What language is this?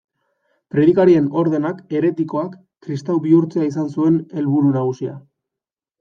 Basque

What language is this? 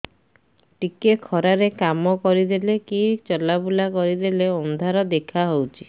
Odia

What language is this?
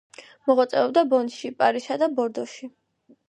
Georgian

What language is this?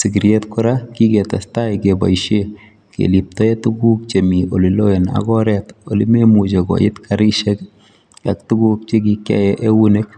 Kalenjin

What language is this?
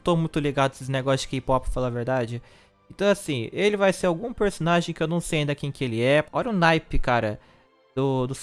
Portuguese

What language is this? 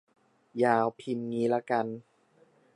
Thai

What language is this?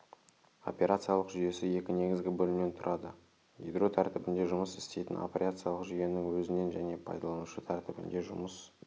Kazakh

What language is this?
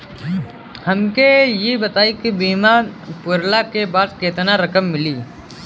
Bhojpuri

